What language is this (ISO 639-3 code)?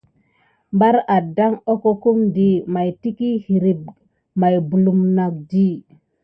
gid